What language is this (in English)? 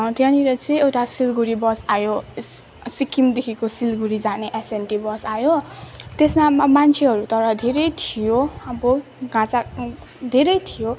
Nepali